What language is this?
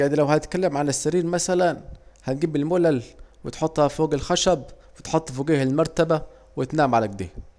Saidi Arabic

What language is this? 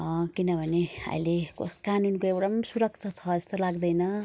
Nepali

